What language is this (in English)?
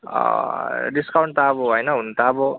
Nepali